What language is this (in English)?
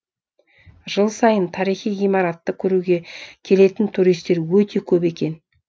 Kazakh